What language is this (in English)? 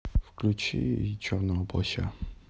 Russian